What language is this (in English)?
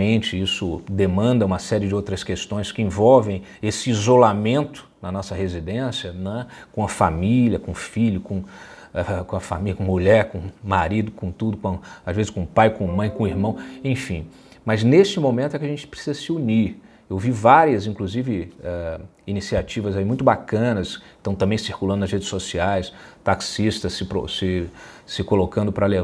Portuguese